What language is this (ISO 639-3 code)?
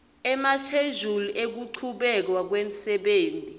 ssw